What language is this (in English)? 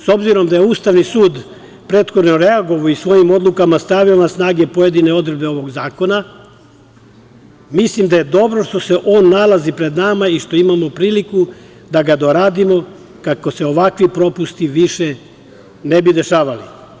Serbian